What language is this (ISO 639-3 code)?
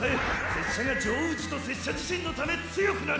jpn